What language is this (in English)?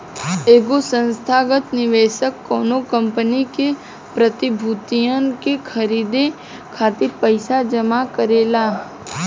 Bhojpuri